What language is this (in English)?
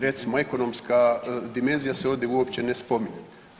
Croatian